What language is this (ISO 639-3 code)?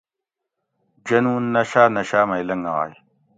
gwc